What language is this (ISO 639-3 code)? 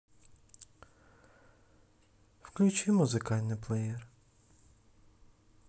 rus